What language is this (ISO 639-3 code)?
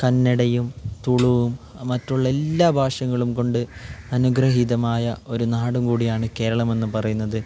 mal